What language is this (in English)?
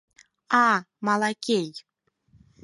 Mari